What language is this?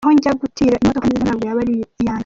Kinyarwanda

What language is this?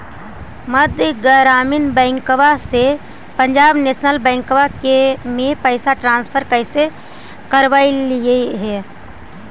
Magahi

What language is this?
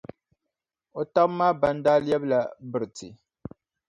Dagbani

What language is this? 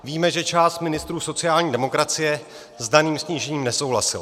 Czech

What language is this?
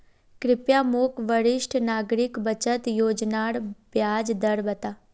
Magahi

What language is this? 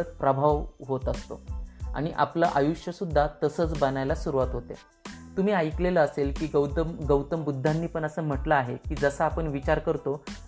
Marathi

